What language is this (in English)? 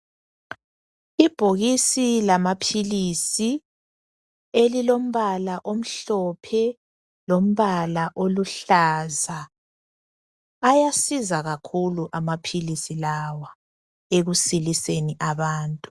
North Ndebele